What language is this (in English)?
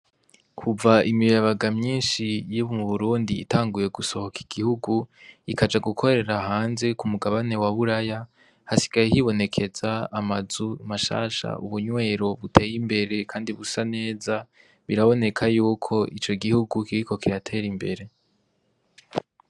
Rundi